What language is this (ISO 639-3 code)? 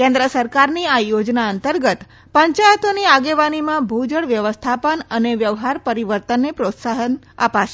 guj